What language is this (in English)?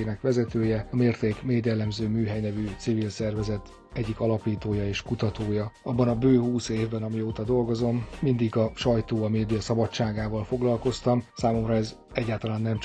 Hungarian